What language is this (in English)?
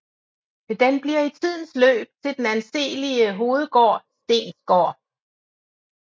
Danish